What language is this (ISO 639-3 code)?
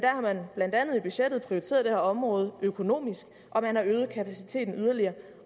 dan